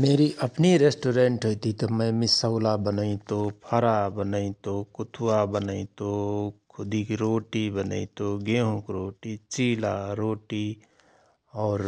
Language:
Rana Tharu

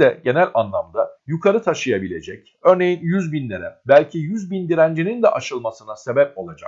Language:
Turkish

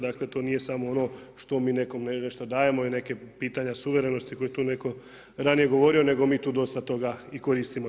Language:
Croatian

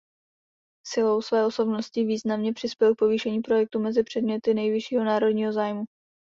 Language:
Czech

